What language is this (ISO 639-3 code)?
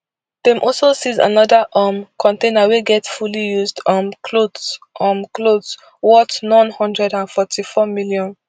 pcm